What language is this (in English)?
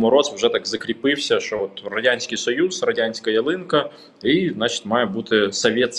Ukrainian